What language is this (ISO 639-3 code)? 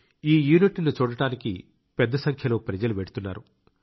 tel